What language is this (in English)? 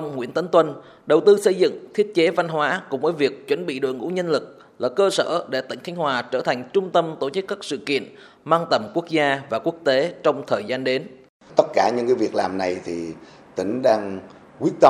Vietnamese